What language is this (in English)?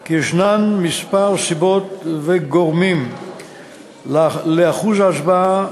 Hebrew